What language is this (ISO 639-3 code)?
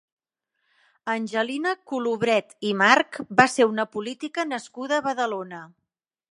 cat